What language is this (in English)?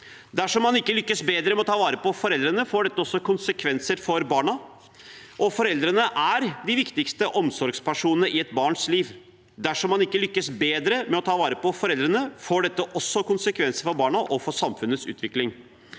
Norwegian